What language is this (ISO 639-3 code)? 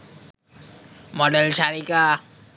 ben